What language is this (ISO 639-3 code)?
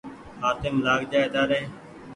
gig